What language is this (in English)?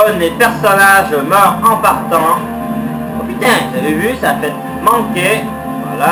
French